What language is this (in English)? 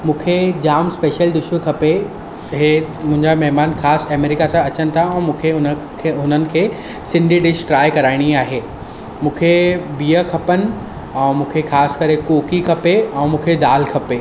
Sindhi